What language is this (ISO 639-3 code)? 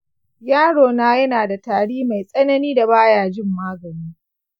hau